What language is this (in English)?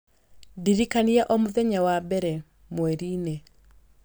Kikuyu